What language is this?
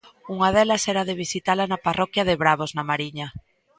Galician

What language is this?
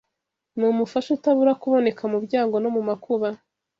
Kinyarwanda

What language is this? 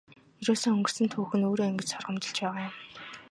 Mongolian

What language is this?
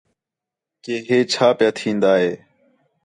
Khetrani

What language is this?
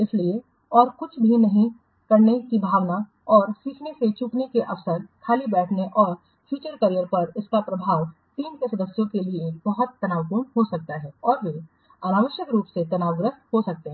Hindi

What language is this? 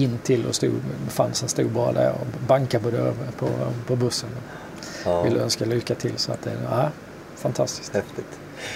Swedish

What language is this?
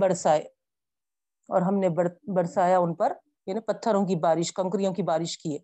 Urdu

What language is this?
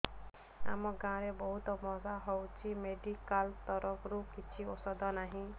Odia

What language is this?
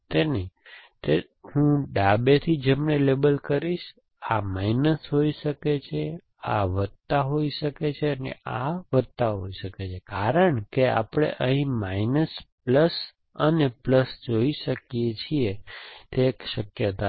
Gujarati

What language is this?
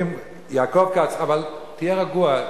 Hebrew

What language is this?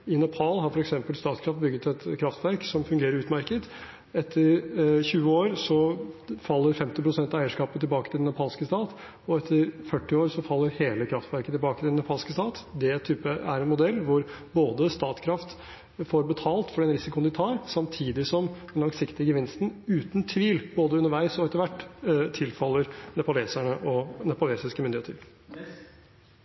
Norwegian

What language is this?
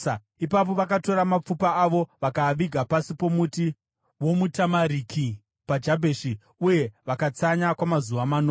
Shona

